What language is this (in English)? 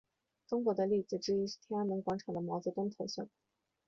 Chinese